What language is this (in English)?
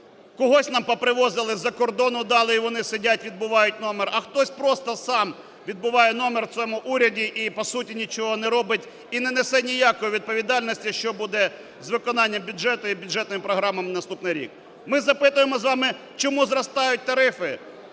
Ukrainian